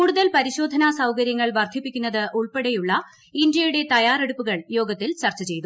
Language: Malayalam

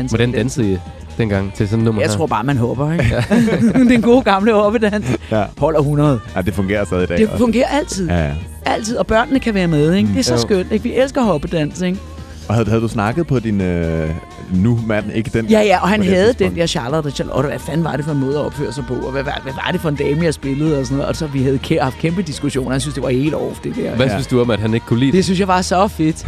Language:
Danish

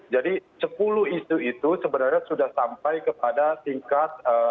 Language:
Indonesian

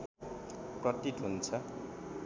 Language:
Nepali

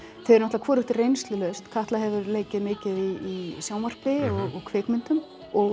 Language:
Icelandic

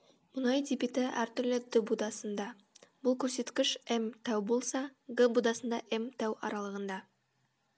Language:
Kazakh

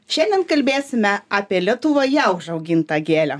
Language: Lithuanian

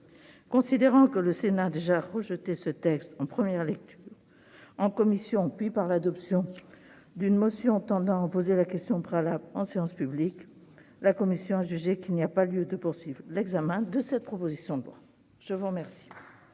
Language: French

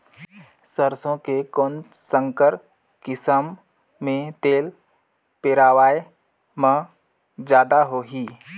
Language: Chhattisgarhi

